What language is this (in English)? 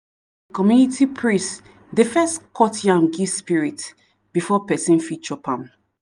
Nigerian Pidgin